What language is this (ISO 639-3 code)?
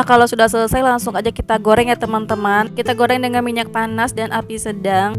ind